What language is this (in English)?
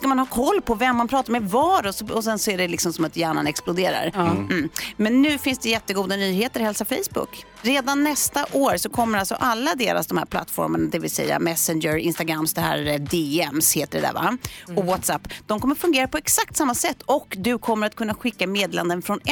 Swedish